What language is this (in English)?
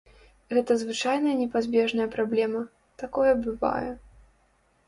Belarusian